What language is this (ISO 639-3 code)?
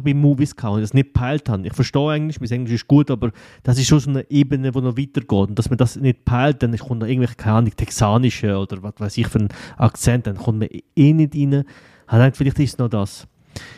deu